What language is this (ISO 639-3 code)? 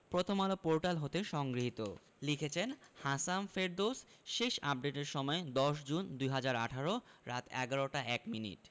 ben